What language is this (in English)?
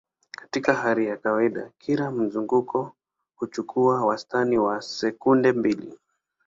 Swahili